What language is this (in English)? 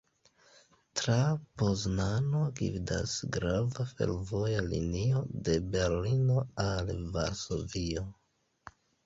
Esperanto